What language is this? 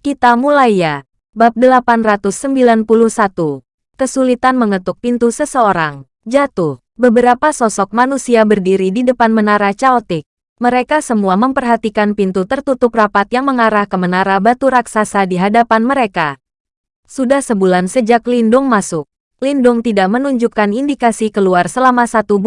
Indonesian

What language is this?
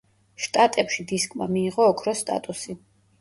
Georgian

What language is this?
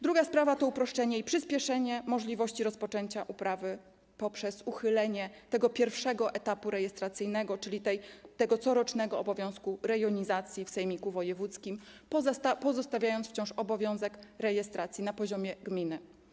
Polish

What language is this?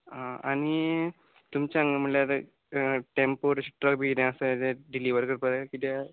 Konkani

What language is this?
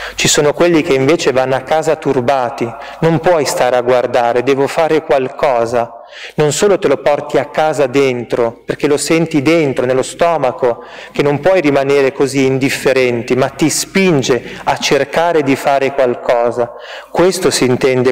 Italian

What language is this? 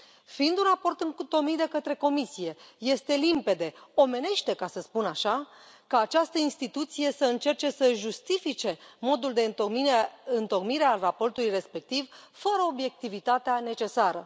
Romanian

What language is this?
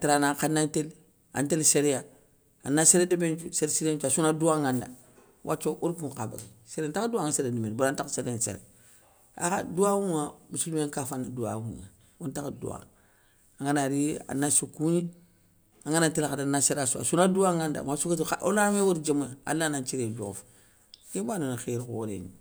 Soninke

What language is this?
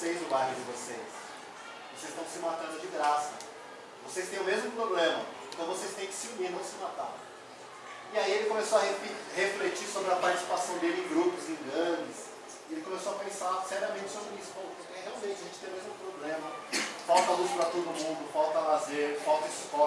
Portuguese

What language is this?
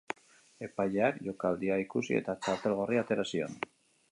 Basque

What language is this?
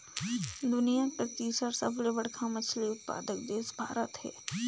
Chhattisgarhi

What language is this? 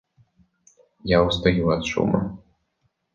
Russian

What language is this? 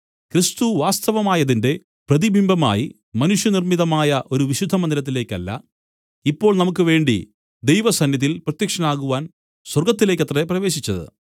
Malayalam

